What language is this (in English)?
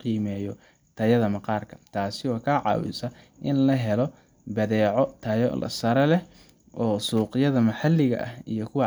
Somali